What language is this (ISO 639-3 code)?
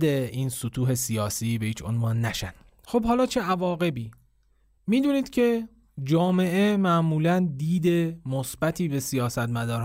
fas